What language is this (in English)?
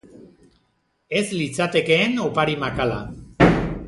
Basque